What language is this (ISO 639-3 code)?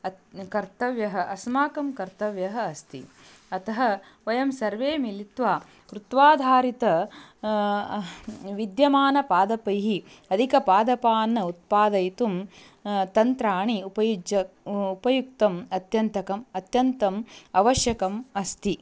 san